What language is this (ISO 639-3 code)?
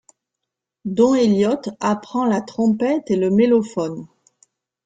fra